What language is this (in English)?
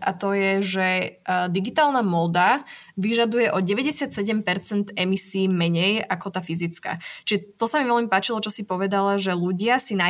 Slovak